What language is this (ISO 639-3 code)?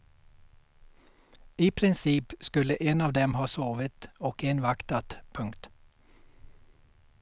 swe